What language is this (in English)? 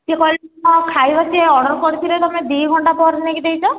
Odia